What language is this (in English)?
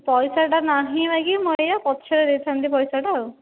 Odia